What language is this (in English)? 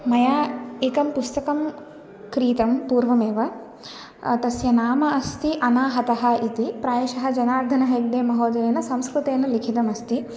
Sanskrit